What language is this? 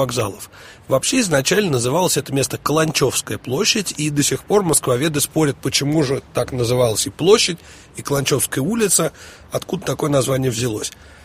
Russian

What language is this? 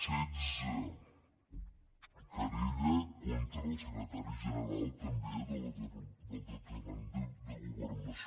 Catalan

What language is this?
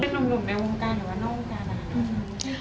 Thai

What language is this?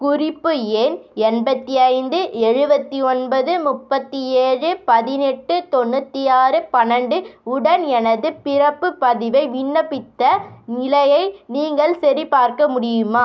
Tamil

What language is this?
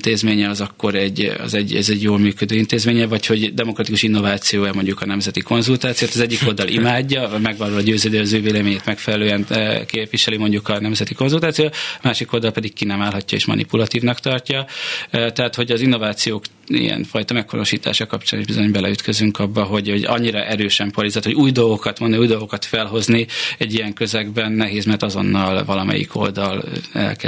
Hungarian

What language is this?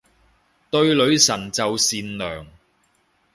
Cantonese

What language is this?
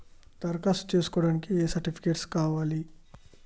Telugu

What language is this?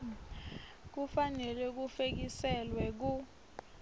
Swati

